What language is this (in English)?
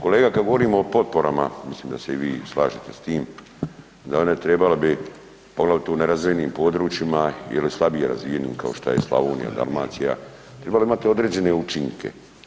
Croatian